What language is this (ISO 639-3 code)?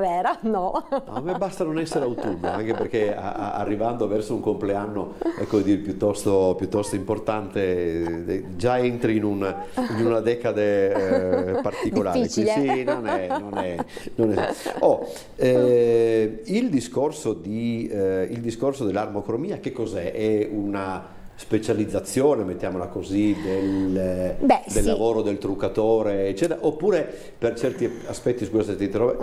ita